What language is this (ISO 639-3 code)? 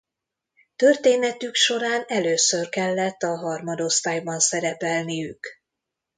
hun